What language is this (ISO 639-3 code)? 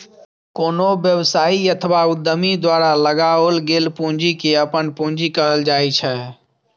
mai